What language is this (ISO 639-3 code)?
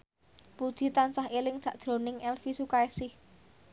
jav